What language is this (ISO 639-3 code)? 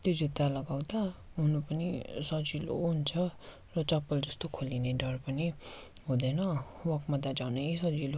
nep